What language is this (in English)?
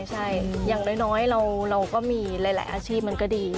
Thai